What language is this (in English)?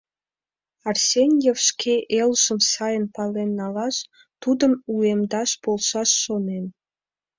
Mari